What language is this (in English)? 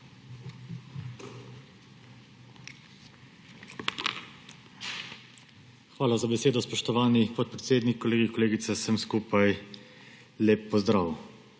Slovenian